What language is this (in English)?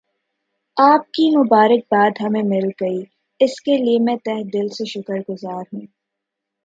Urdu